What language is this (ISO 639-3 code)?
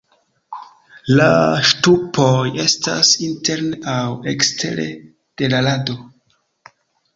epo